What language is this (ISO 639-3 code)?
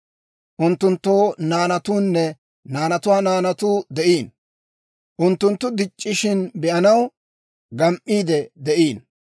dwr